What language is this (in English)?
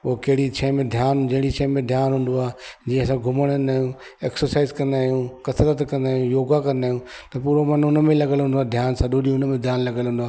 Sindhi